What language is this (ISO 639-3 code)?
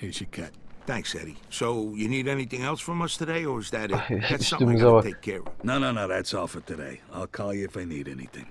tur